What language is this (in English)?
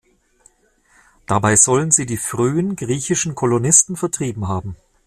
German